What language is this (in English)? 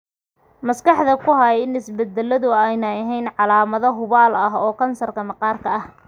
Somali